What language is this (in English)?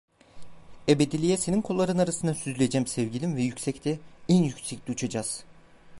Turkish